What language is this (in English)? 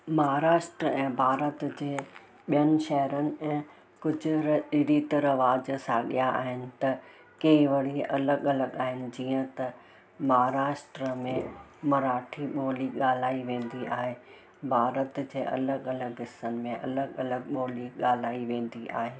Sindhi